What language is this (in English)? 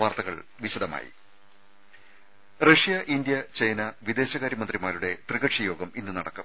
Malayalam